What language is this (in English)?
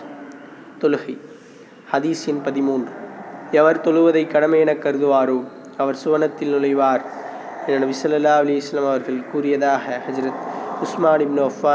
Tamil